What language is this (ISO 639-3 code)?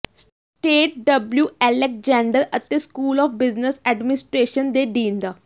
pan